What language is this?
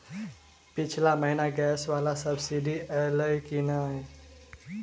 Maithili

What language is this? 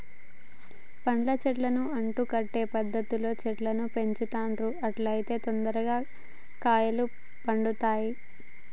Telugu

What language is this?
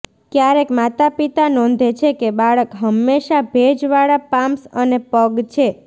Gujarati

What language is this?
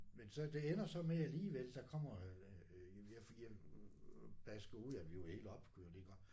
Danish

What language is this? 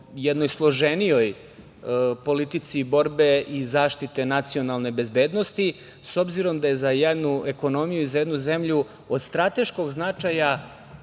Serbian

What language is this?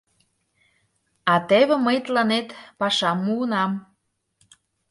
Mari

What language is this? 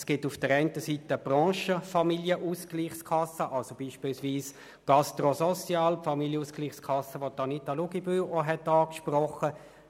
Swiss German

